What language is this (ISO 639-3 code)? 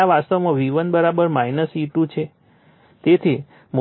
guj